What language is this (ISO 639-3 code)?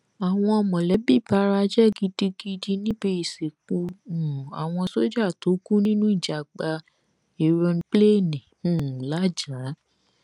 yor